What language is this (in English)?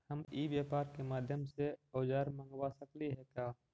Magahi